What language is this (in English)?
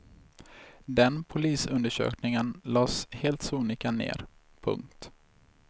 Swedish